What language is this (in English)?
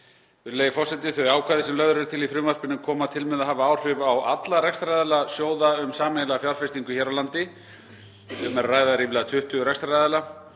Icelandic